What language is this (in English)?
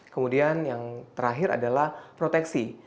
Indonesian